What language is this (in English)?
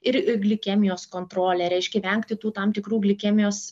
Lithuanian